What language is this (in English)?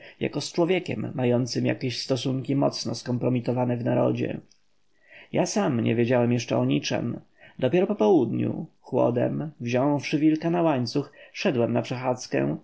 Polish